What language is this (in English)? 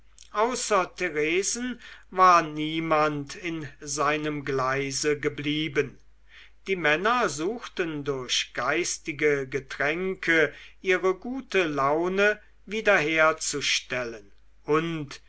German